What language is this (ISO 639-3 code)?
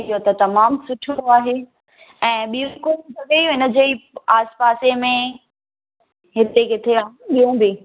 snd